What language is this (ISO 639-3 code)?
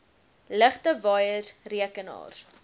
afr